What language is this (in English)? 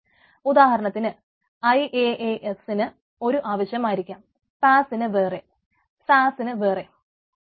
Malayalam